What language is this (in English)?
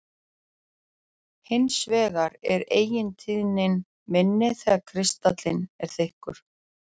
Icelandic